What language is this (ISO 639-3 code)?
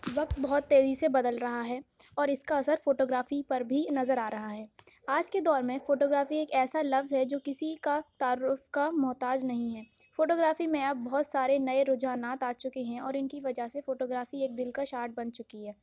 urd